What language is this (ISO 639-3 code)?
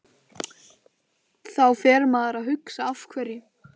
isl